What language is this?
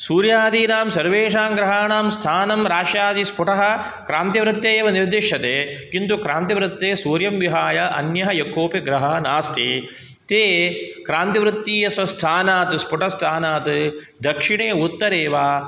Sanskrit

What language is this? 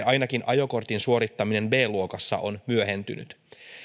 Finnish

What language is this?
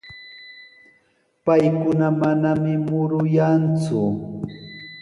Sihuas Ancash Quechua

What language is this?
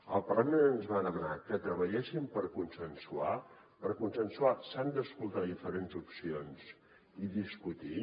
Catalan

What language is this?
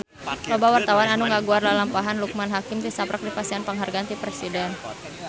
Sundanese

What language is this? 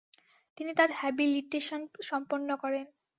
Bangla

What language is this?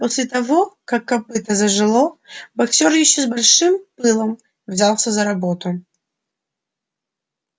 Russian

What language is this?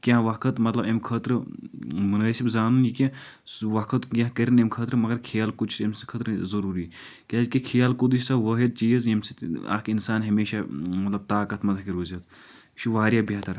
Kashmiri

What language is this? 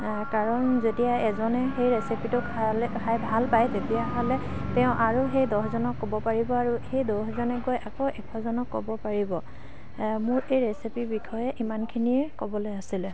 Assamese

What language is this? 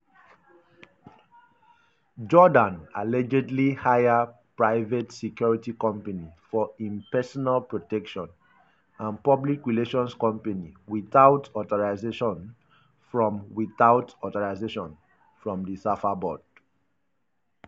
Nigerian Pidgin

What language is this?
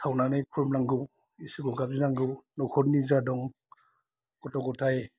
Bodo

